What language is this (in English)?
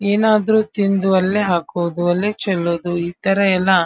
Kannada